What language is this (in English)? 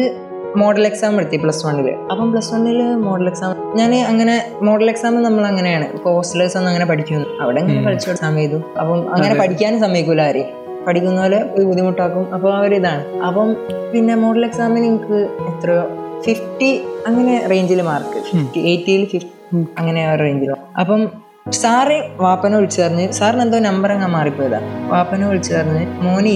Malayalam